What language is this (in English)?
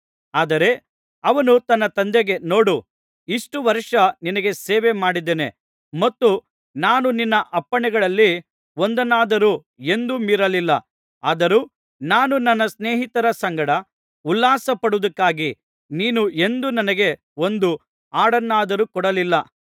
Kannada